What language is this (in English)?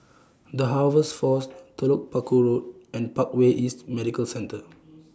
English